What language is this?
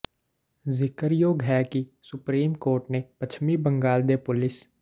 Punjabi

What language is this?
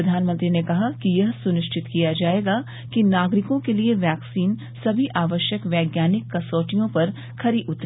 Hindi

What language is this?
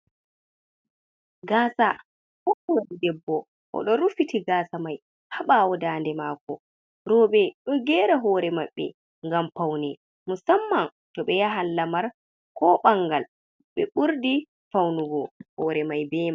Fula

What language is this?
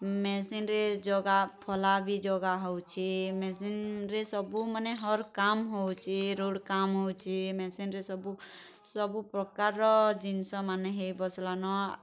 Odia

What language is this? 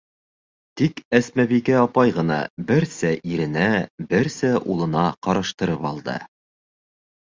Bashkir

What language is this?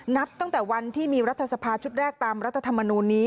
Thai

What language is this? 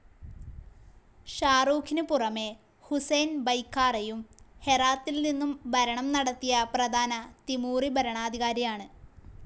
Malayalam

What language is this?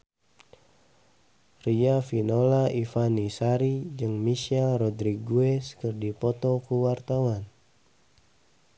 Sundanese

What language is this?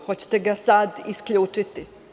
Serbian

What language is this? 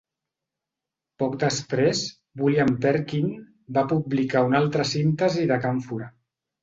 Catalan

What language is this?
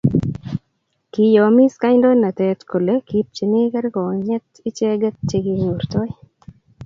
Kalenjin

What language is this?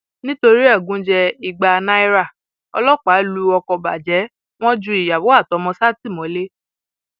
Yoruba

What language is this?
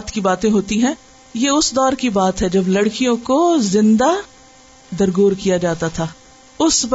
Urdu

